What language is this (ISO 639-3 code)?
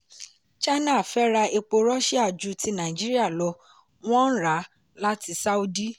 yor